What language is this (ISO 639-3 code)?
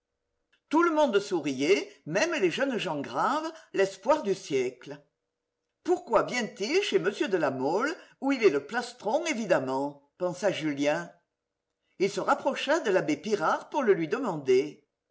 fra